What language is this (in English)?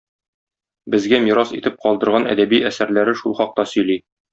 Tatar